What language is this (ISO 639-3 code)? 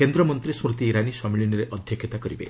ori